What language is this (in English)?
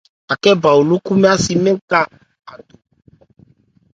Ebrié